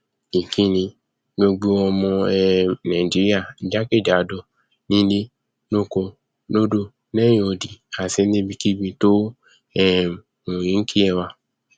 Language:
Yoruba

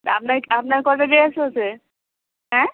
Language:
Bangla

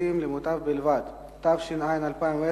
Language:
Hebrew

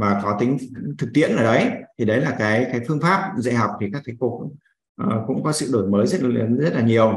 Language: Vietnamese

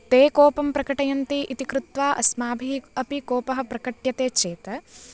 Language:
Sanskrit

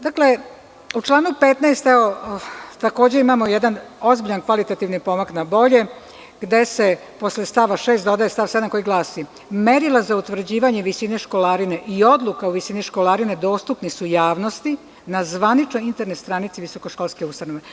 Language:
Serbian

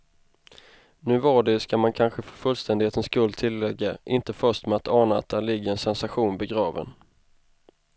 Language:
Swedish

